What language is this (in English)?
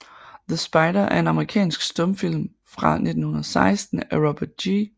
Danish